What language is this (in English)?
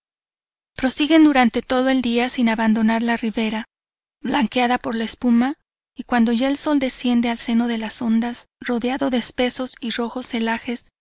Spanish